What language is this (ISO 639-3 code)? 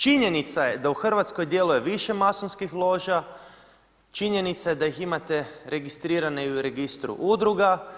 hrv